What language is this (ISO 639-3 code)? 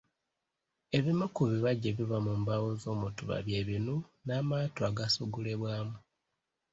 lug